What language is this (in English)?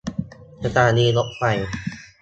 Thai